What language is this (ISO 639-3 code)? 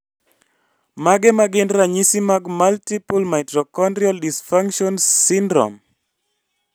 luo